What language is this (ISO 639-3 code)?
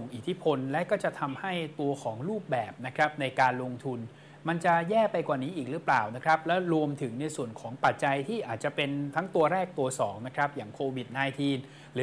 tha